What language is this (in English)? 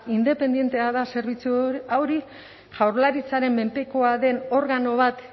Basque